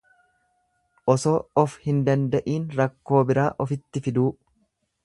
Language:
Oromo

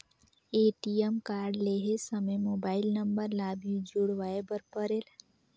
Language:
Chhattisgarhi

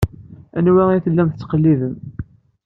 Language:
Kabyle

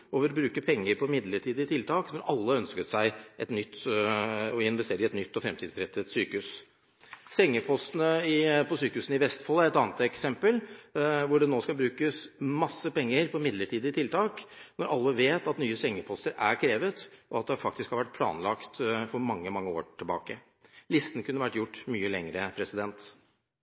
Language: Norwegian Bokmål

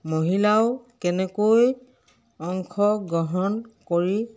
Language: Assamese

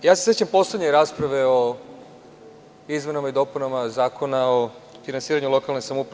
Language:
Serbian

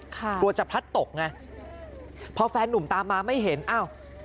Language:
Thai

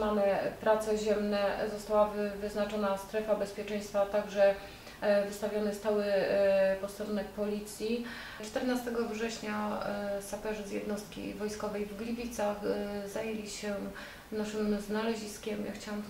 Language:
Polish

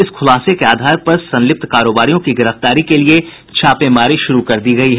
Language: Hindi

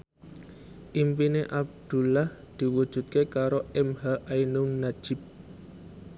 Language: Javanese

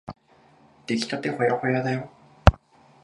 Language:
Japanese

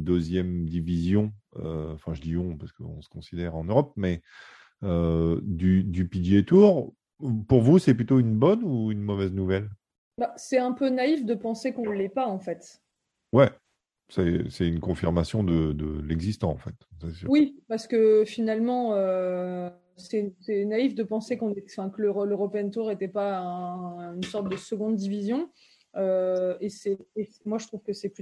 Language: French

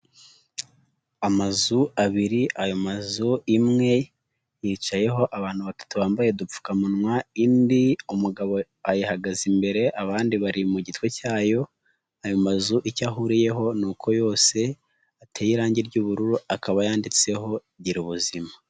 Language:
Kinyarwanda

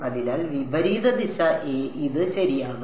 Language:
Malayalam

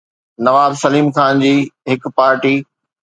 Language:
Sindhi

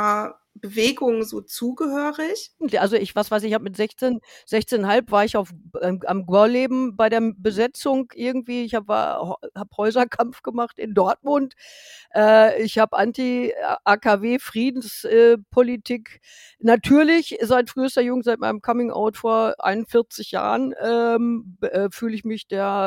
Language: German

